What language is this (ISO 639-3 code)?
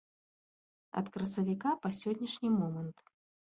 bel